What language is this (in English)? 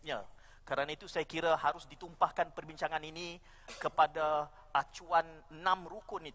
Malay